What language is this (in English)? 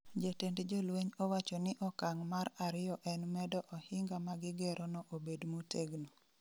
Luo (Kenya and Tanzania)